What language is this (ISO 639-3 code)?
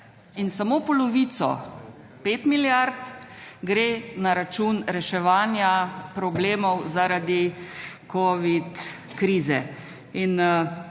slv